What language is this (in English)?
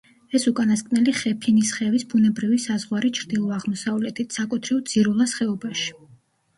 Georgian